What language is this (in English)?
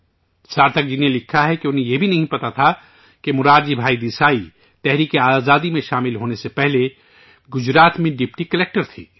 Urdu